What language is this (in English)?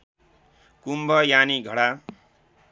Nepali